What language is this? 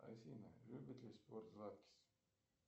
Russian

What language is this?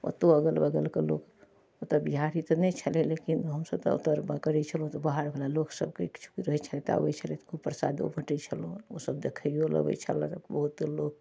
Maithili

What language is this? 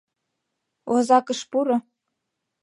Mari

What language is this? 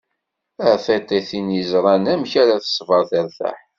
Kabyle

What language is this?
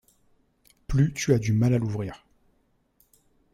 French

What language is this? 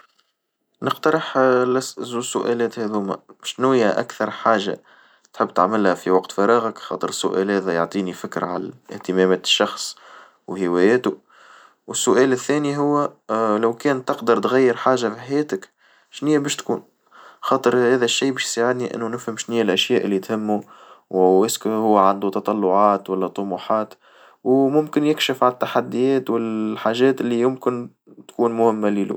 Tunisian Arabic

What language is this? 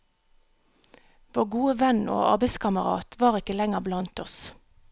Norwegian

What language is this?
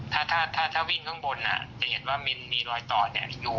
Thai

